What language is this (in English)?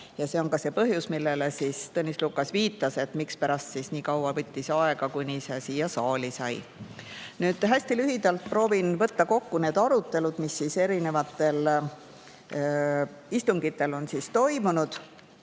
Estonian